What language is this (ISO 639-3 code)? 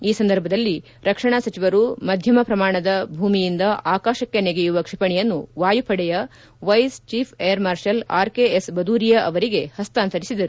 kan